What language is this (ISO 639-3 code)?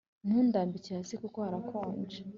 kin